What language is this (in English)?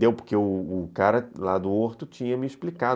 Portuguese